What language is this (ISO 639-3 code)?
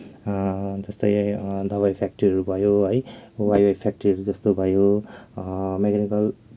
nep